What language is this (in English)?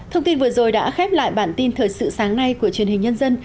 Vietnamese